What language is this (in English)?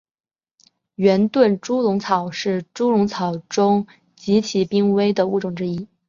Chinese